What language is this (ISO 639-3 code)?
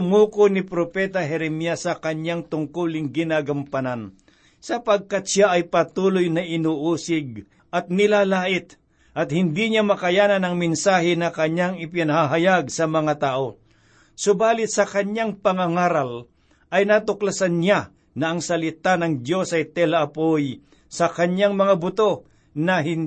fil